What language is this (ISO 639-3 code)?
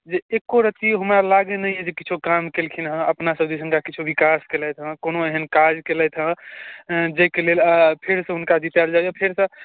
mai